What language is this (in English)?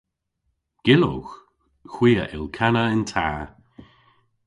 Cornish